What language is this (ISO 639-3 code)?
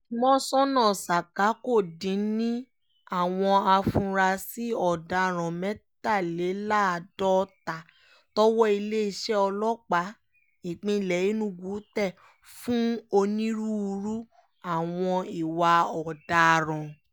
yor